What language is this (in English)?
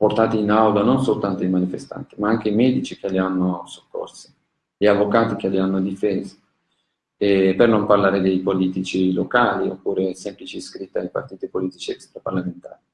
Italian